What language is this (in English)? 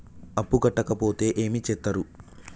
Telugu